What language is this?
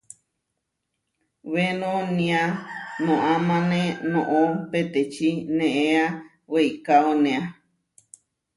Huarijio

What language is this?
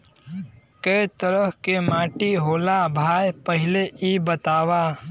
Bhojpuri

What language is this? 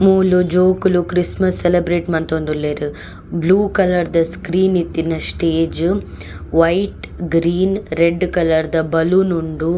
Tulu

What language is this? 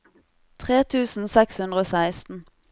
Norwegian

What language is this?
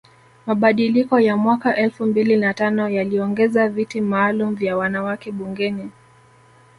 Swahili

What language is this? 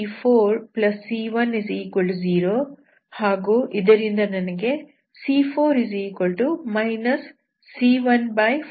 Kannada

